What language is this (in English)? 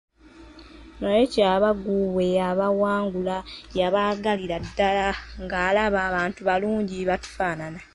Ganda